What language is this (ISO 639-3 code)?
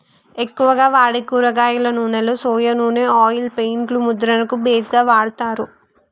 tel